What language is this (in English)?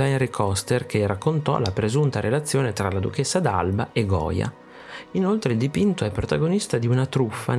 Italian